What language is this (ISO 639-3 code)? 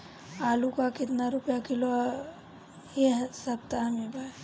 bho